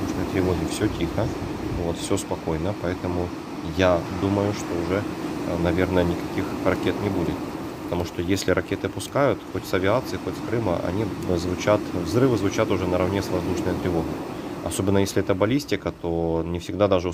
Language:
Russian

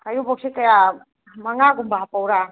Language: Manipuri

